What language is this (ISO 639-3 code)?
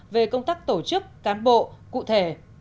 vie